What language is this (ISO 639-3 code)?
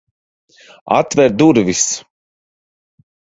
lav